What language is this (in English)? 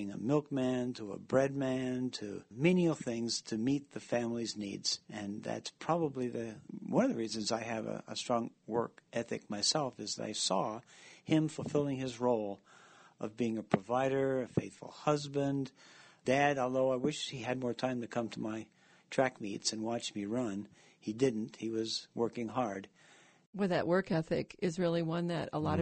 English